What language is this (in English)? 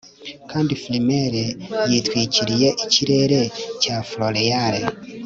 Kinyarwanda